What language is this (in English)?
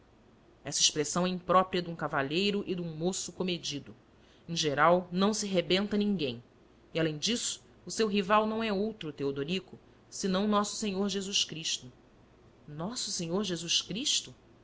Portuguese